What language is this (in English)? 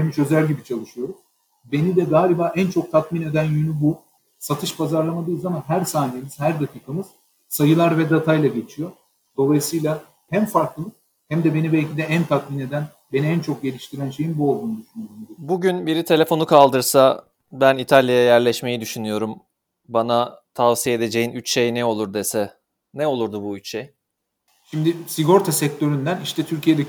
Turkish